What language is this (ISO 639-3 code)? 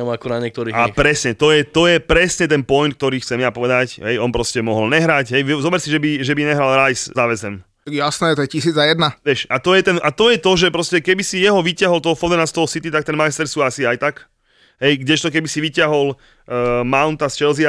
slk